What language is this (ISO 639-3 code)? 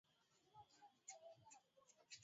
swa